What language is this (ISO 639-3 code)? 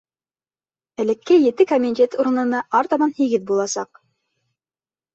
bak